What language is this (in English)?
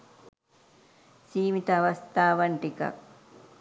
Sinhala